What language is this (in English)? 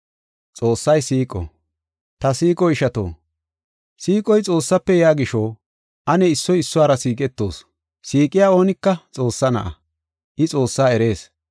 Gofa